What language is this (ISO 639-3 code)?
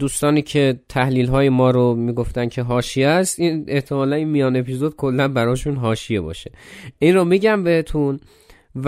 fas